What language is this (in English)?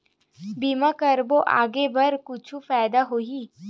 Chhattisgarhi